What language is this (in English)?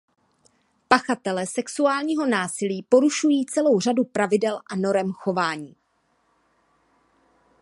Czech